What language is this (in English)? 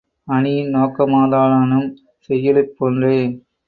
Tamil